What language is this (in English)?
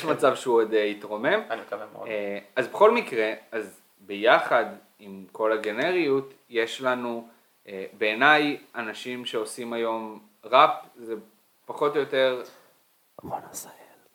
Hebrew